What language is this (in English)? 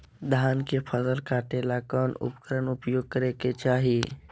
Magahi